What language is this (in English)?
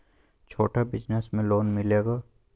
Magahi